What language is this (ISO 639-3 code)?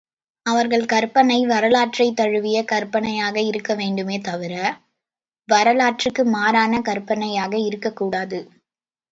tam